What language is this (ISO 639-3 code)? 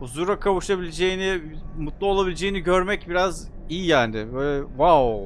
tur